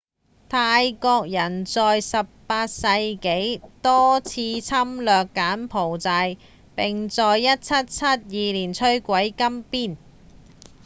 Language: Cantonese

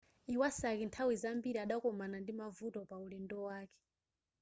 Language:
Nyanja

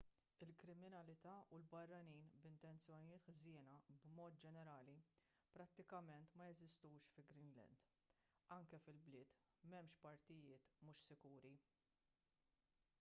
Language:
Maltese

